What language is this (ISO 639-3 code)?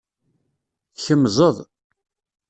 kab